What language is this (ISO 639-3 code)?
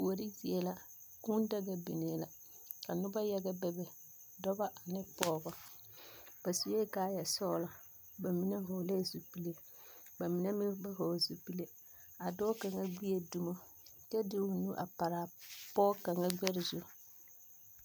dga